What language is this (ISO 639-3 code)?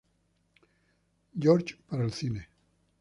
spa